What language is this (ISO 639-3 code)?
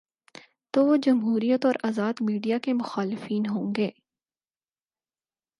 urd